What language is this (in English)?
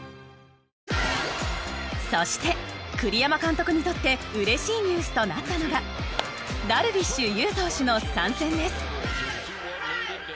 Japanese